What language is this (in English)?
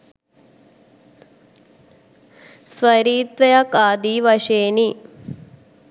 Sinhala